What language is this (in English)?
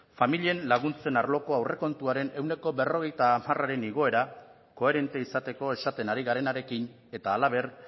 Basque